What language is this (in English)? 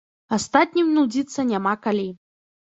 Belarusian